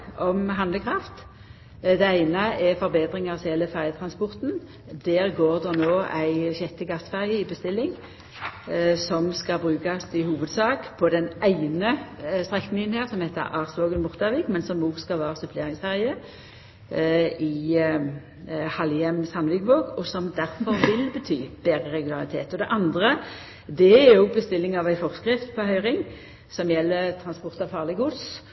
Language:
Norwegian Nynorsk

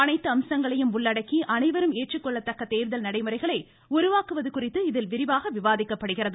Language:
Tamil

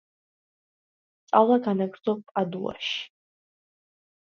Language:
Georgian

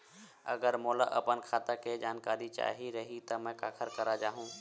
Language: Chhattisgarhi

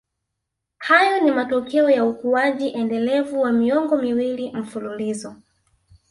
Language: Swahili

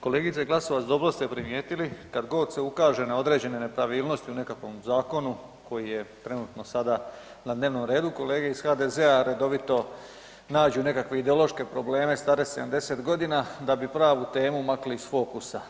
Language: Croatian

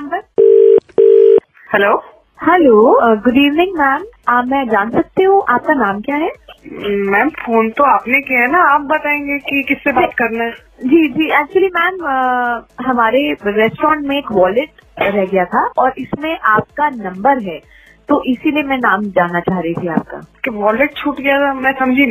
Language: Hindi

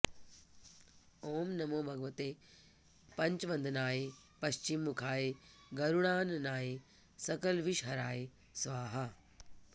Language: Sanskrit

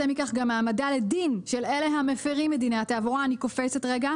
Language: Hebrew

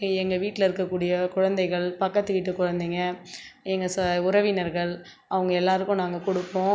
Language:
Tamil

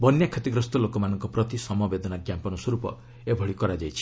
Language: Odia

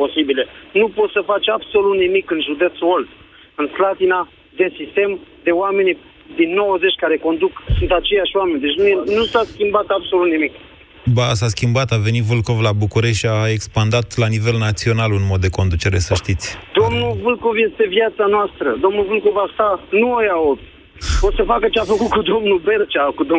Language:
Romanian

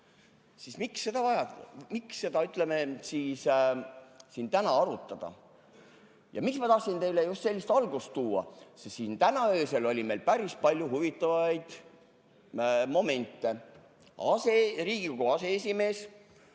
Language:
Estonian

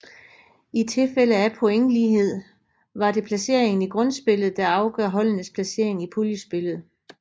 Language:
Danish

